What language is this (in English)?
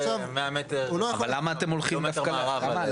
Hebrew